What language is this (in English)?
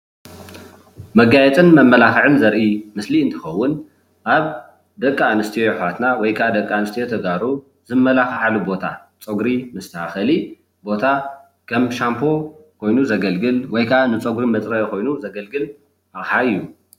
Tigrinya